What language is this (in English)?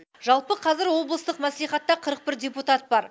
Kazakh